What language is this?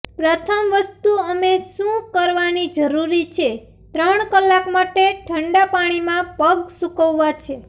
Gujarati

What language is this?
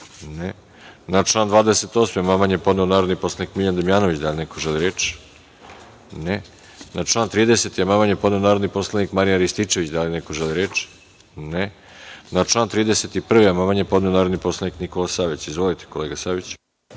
Serbian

